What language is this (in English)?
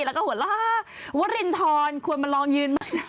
Thai